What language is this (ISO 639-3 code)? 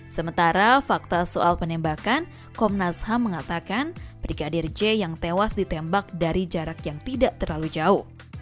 ind